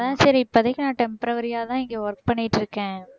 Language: Tamil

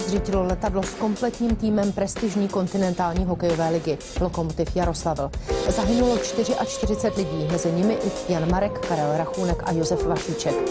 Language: Czech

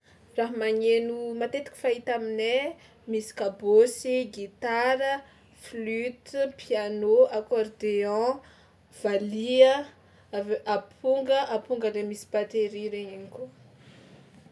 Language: Tsimihety Malagasy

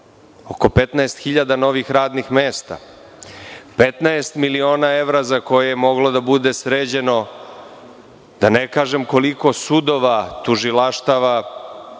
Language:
Serbian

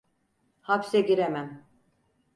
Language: Turkish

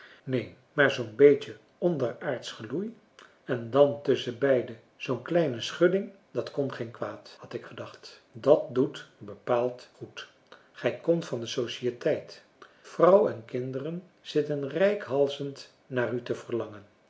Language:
Dutch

